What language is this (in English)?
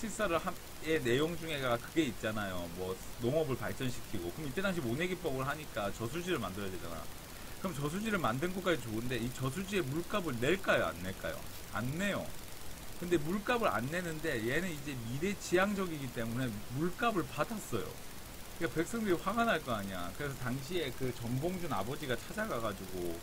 Korean